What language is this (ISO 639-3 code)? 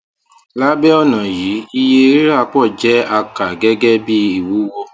yor